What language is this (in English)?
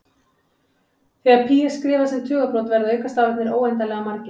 Icelandic